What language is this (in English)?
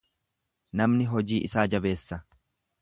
Oromo